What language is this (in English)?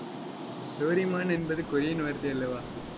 Tamil